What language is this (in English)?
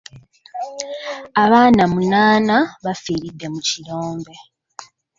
Ganda